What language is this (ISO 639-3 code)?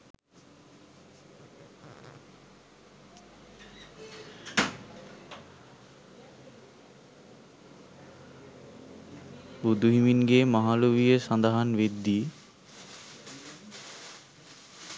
sin